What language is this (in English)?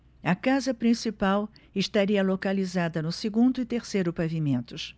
Portuguese